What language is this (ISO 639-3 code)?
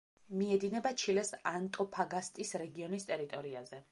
kat